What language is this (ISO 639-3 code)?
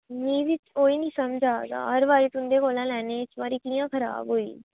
doi